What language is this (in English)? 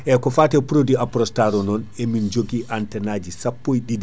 Fula